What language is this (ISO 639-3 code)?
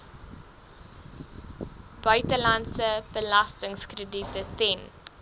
afr